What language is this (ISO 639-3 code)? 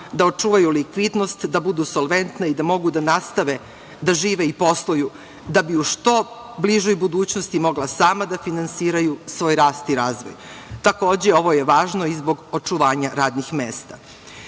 srp